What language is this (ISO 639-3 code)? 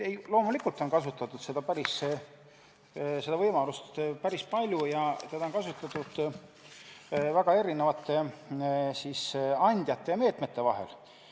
est